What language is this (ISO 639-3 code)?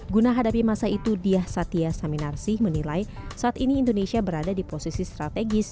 ind